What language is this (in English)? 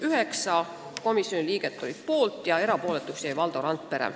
Estonian